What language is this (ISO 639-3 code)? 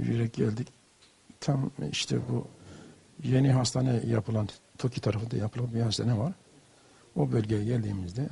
tur